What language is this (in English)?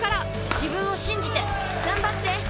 Japanese